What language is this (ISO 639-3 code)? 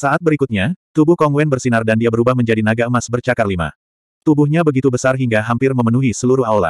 ind